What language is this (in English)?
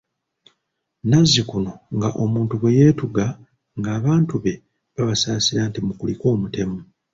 Ganda